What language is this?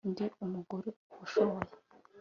Kinyarwanda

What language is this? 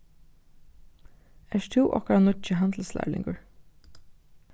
Faroese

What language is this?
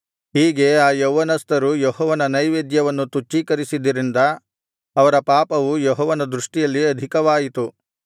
Kannada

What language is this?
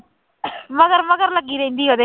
Punjabi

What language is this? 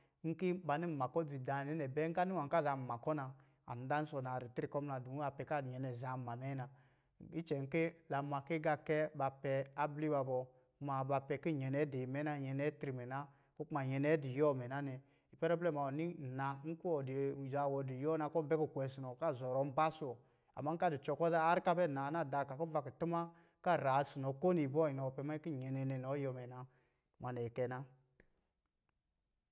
Lijili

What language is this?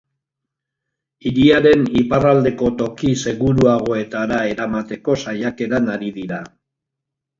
Basque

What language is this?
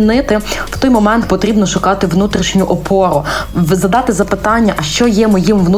Ukrainian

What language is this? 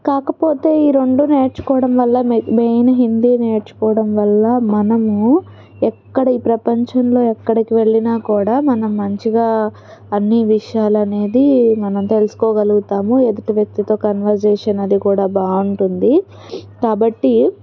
Telugu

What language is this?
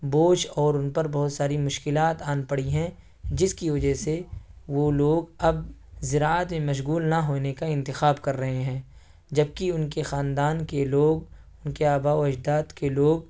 Urdu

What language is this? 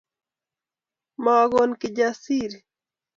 Kalenjin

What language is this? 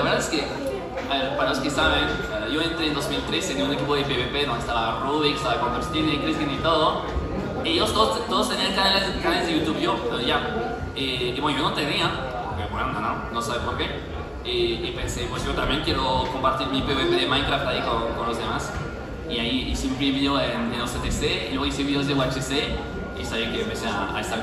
Spanish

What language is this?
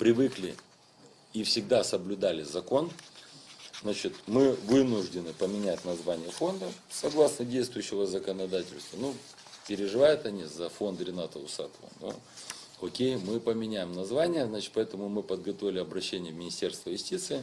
Russian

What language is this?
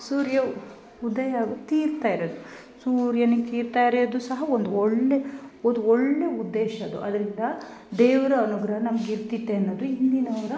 Kannada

